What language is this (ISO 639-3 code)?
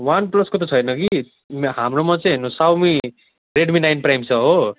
nep